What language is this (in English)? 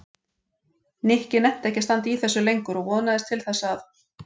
Icelandic